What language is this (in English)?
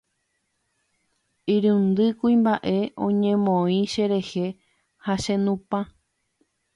Guarani